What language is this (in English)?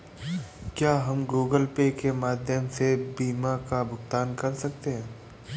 Hindi